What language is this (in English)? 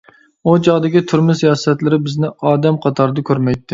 Uyghur